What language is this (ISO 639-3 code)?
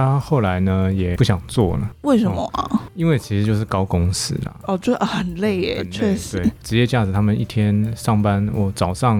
zho